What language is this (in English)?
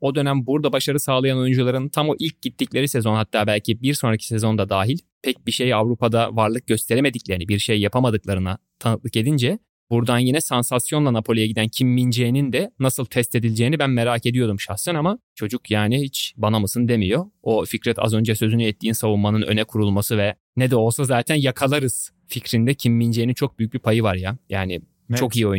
Turkish